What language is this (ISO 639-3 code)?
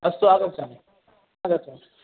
san